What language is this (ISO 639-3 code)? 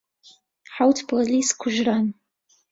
ckb